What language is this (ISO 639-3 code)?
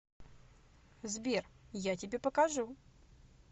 rus